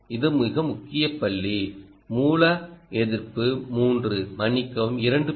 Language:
Tamil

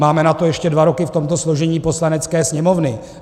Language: Czech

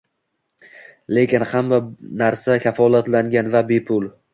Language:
Uzbek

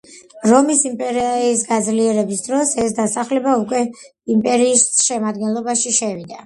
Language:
Georgian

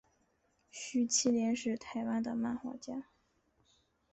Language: Chinese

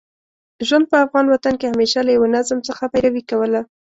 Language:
Pashto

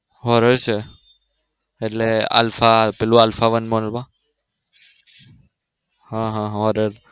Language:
Gujarati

